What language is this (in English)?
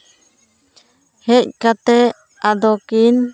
Santali